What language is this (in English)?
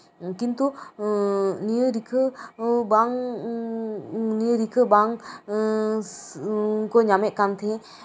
Santali